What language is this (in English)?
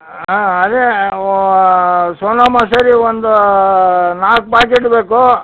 Kannada